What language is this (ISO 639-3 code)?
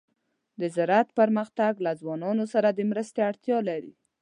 pus